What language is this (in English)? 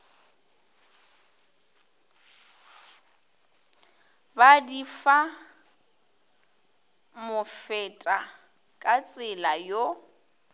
Northern Sotho